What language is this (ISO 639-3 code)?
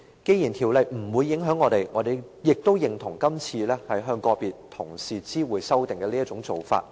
yue